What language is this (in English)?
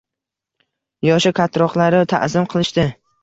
Uzbek